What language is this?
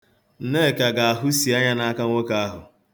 Igbo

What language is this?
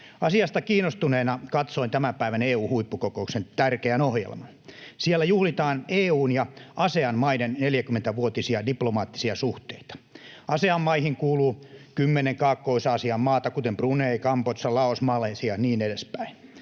Finnish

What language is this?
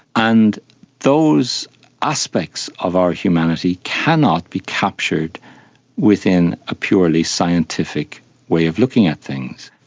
English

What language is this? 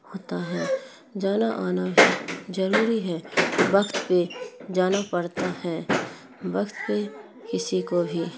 Urdu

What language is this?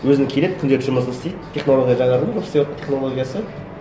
Kazakh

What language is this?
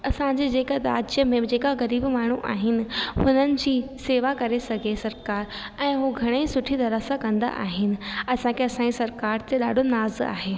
Sindhi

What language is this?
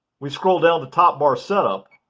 English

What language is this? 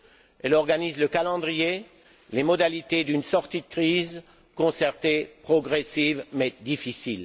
French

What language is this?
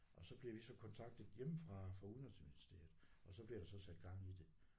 Danish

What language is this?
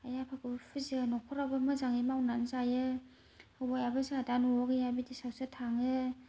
Bodo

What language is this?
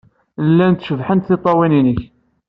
Kabyle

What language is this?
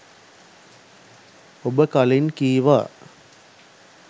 Sinhala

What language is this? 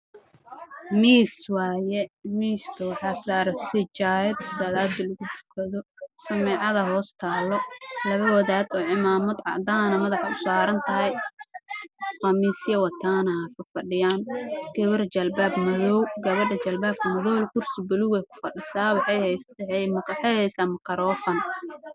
Somali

